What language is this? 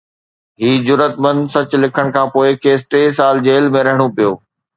Sindhi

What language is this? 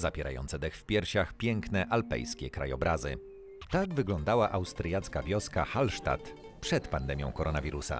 Polish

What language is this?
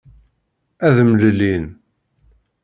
Kabyle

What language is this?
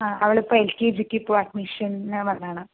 Malayalam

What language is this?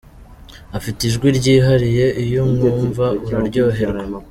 Kinyarwanda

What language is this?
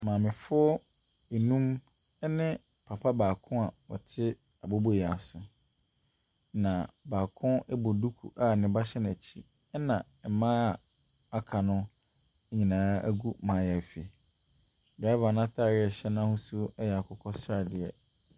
Akan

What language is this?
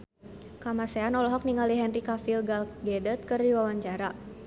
Sundanese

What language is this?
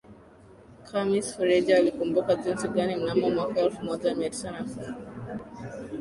Swahili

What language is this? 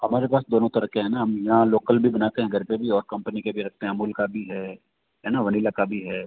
Hindi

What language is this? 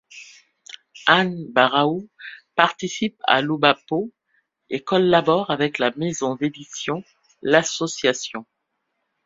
French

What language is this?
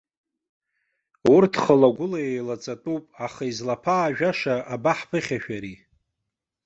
Abkhazian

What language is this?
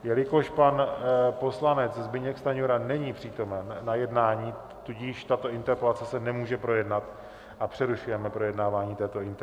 Czech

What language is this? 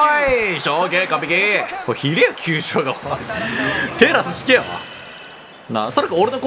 Japanese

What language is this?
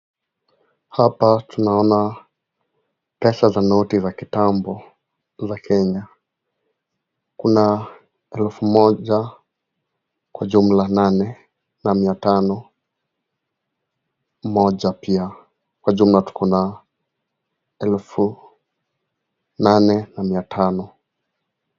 Swahili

